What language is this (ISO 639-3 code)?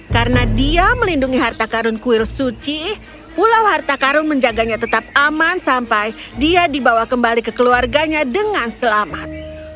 ind